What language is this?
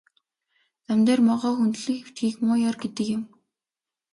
Mongolian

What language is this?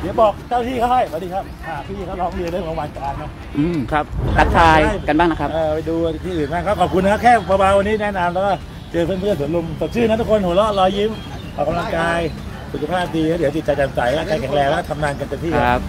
Thai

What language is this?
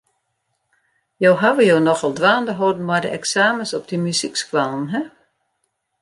Western Frisian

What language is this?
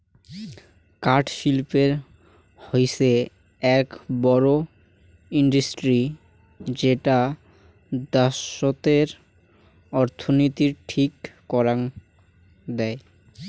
Bangla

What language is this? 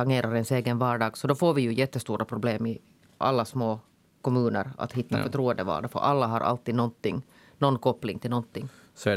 Swedish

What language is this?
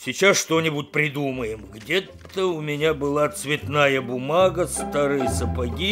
Russian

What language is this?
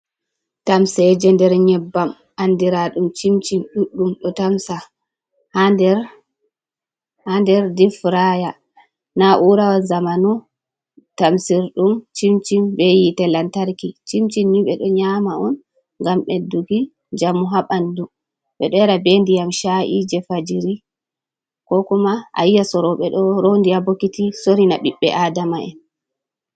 Fula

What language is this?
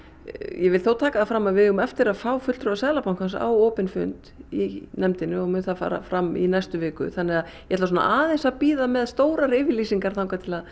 Icelandic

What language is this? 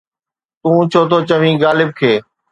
Sindhi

